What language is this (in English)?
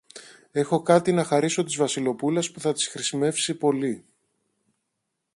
Greek